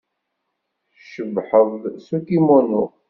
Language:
Kabyle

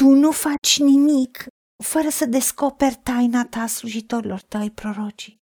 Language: Romanian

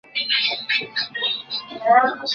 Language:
Chinese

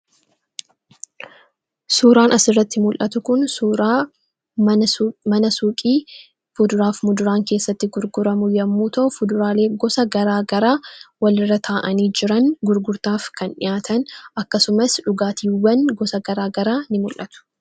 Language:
Oromo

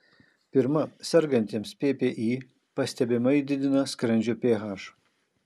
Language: Lithuanian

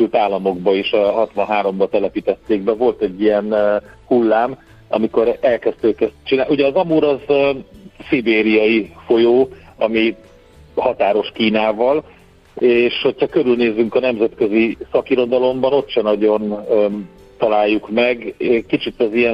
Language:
Hungarian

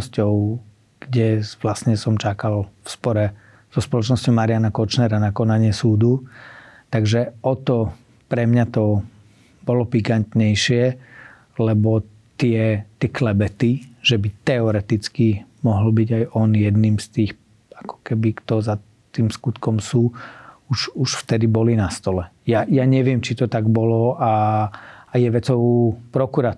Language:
Slovak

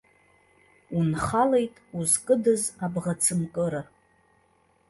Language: Abkhazian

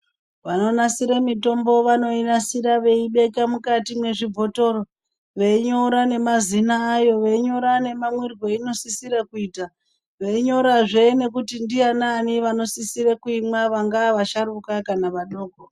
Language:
Ndau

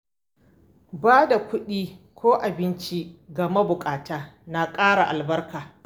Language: Hausa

